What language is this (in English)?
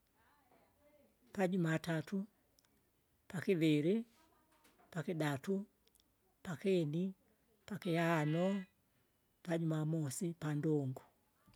Kinga